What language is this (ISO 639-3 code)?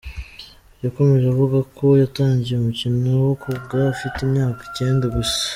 kin